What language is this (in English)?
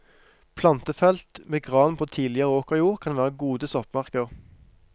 Norwegian